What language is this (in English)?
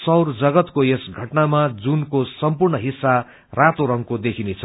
Nepali